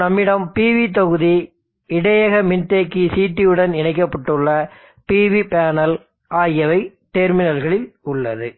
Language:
Tamil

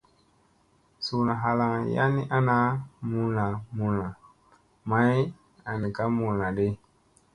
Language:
Musey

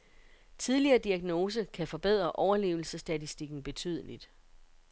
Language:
Danish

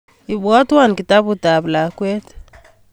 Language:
Kalenjin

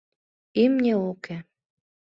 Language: Mari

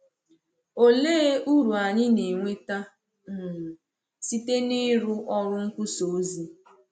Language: Igbo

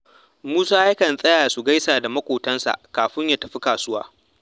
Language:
Hausa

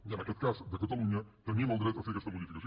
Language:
Catalan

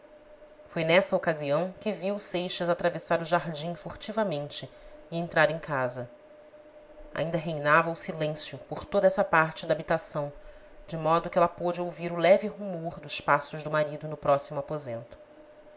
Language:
Portuguese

